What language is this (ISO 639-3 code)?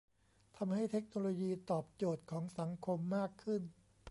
tha